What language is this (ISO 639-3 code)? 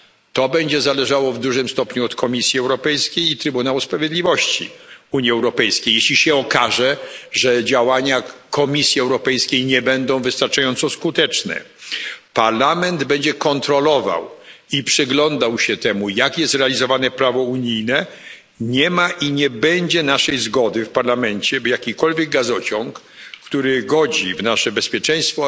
pol